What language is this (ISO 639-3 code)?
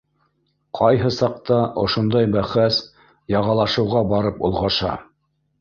bak